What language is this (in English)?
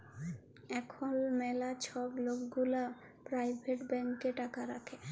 Bangla